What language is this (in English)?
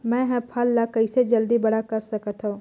Chhattisgarhi